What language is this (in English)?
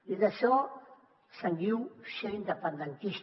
Catalan